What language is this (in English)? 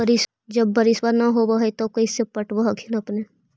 Magahi